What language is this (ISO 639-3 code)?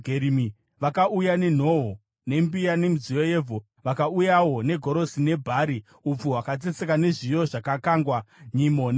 sna